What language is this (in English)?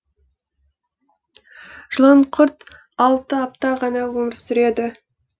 Kazakh